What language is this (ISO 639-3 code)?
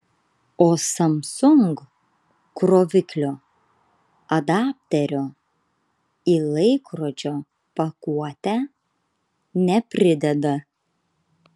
lit